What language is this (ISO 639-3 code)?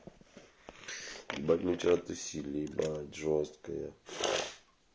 rus